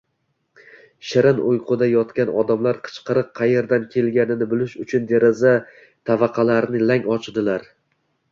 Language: Uzbek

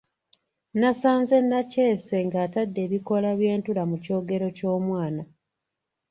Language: Ganda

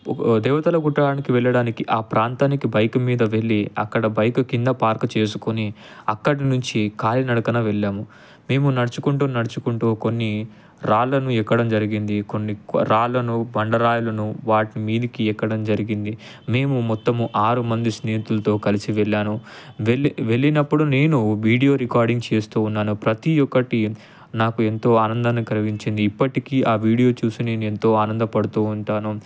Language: Telugu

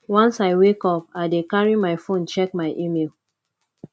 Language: Nigerian Pidgin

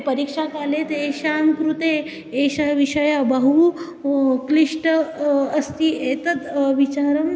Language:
Sanskrit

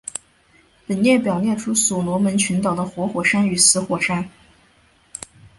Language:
Chinese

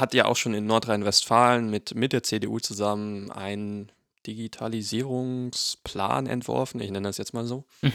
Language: German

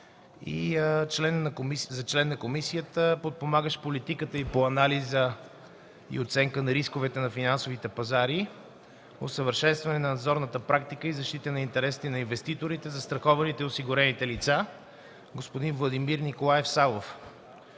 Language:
Bulgarian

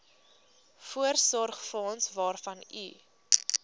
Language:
Afrikaans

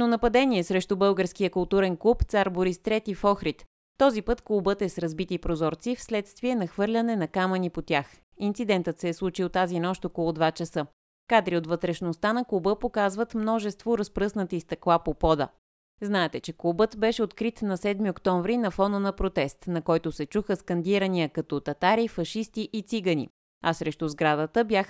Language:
Bulgarian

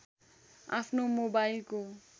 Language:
Nepali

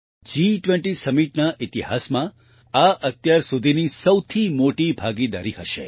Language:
Gujarati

